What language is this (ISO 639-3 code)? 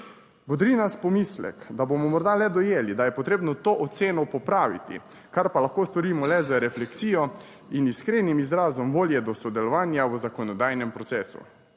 slv